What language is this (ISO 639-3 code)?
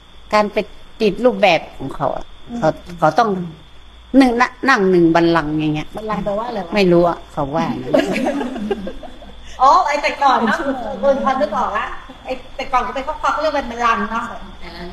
tha